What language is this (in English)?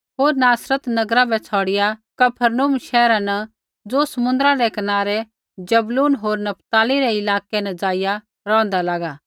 Kullu Pahari